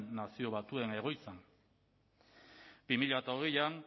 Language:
Basque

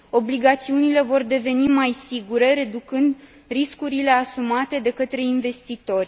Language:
Romanian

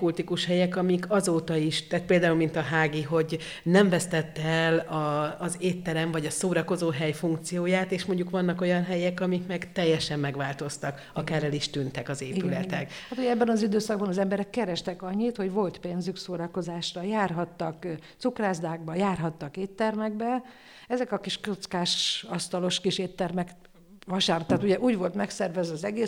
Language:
Hungarian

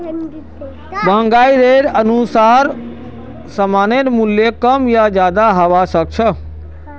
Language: Magahi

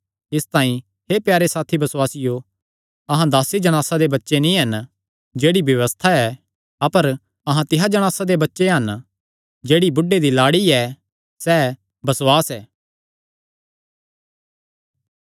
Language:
Kangri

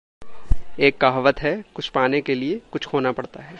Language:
Hindi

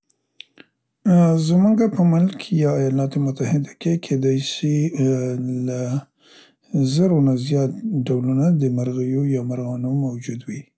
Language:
Central Pashto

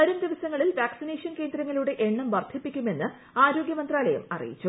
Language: Malayalam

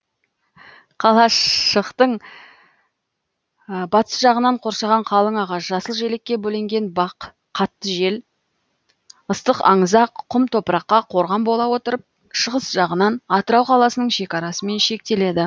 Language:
Kazakh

